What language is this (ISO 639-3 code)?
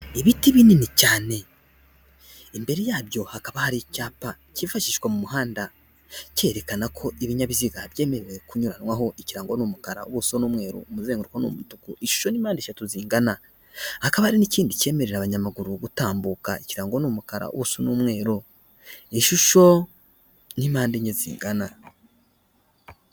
kin